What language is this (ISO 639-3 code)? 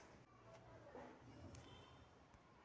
mar